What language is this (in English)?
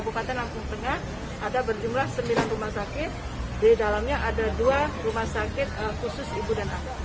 Indonesian